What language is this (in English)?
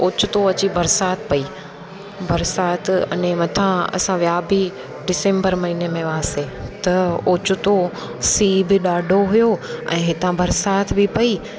Sindhi